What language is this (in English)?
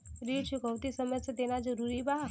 Bhojpuri